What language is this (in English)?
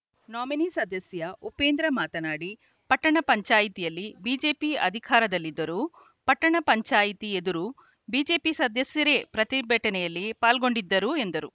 Kannada